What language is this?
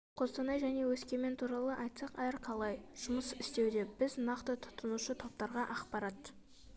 Kazakh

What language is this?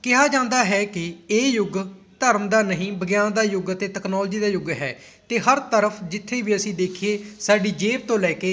Punjabi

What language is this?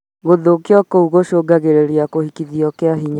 Kikuyu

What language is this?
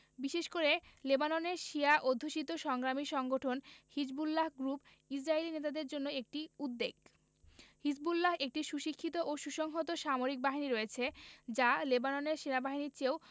Bangla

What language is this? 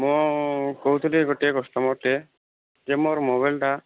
Odia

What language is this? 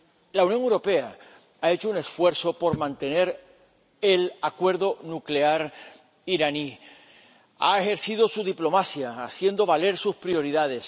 Spanish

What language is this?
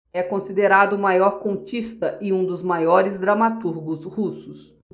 Portuguese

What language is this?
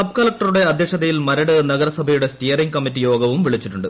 Malayalam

